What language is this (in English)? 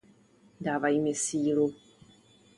Czech